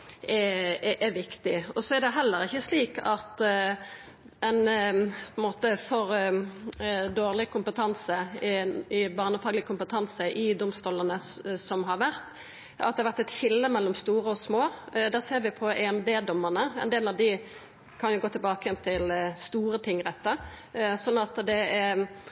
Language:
Norwegian Nynorsk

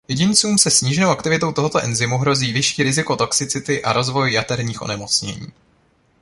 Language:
Czech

